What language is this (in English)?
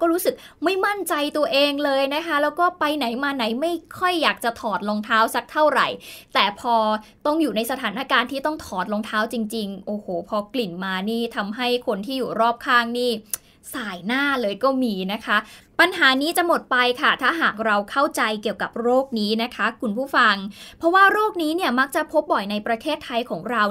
Thai